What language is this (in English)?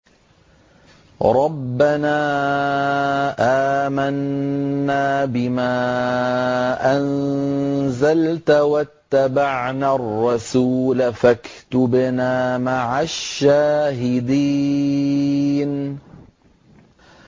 Arabic